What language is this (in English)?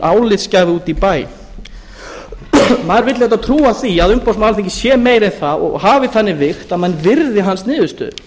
Icelandic